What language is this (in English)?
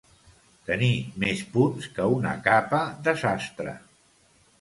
Catalan